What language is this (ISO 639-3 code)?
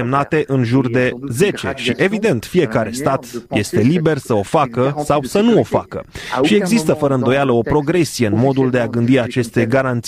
ron